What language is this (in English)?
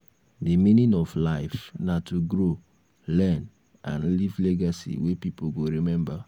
Nigerian Pidgin